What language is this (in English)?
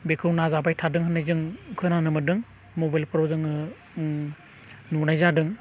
Bodo